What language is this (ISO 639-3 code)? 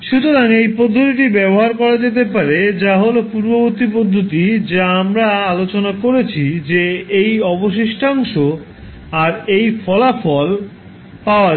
ben